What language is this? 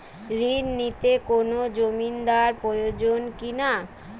Bangla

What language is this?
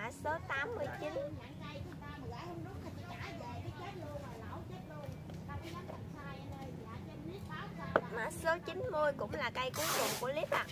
Vietnamese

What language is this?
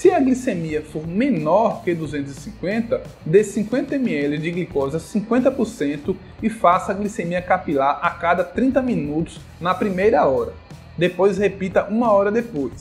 Portuguese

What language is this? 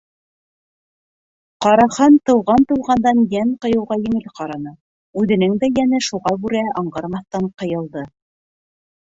Bashkir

